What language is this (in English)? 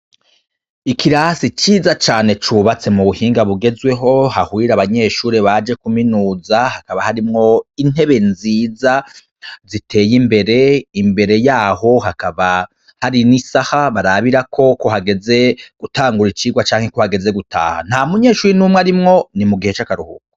Rundi